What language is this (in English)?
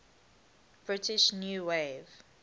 English